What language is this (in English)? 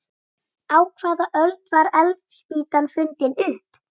Icelandic